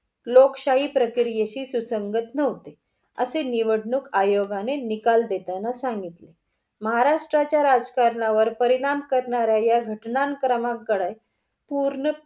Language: Marathi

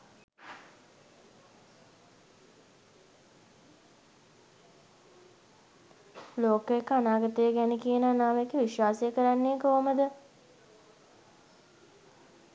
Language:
Sinhala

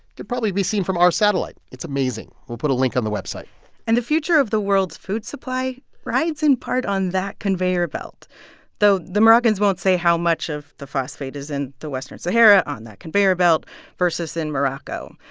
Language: English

